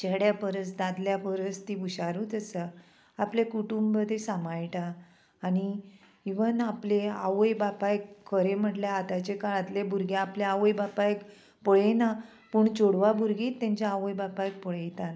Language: Konkani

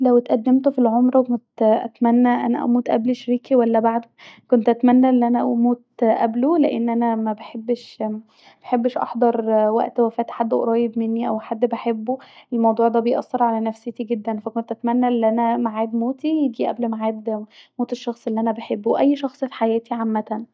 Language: Egyptian Arabic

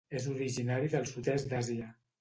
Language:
Catalan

